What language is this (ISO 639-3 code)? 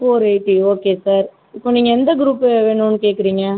tam